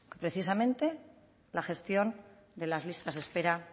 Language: Spanish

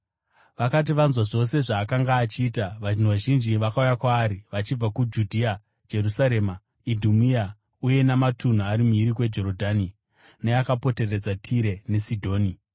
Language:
Shona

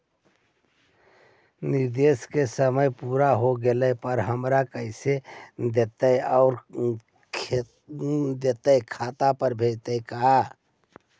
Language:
Magahi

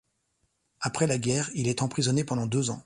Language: French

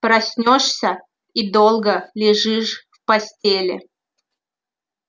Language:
Russian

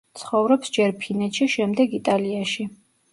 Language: Georgian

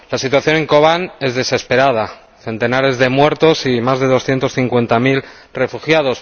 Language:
Spanish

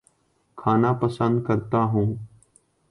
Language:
Urdu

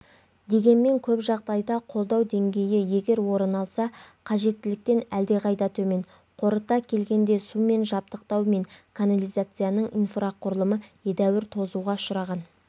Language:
Kazakh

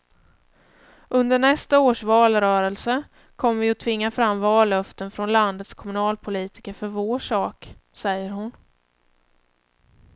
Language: Swedish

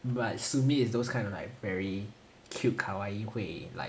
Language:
English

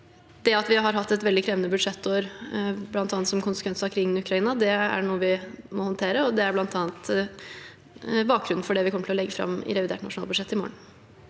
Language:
Norwegian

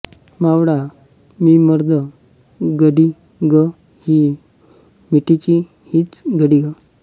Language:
Marathi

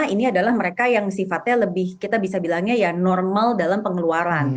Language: Indonesian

